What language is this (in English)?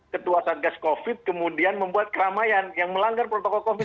Indonesian